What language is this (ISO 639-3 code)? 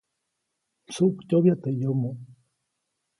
zoc